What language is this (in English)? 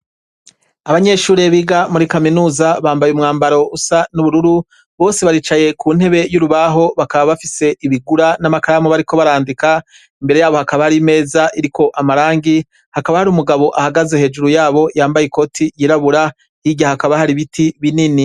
Rundi